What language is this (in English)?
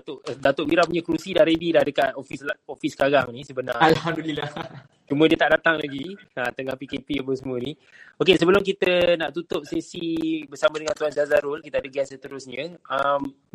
Malay